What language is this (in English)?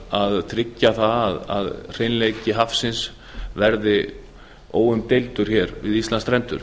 Icelandic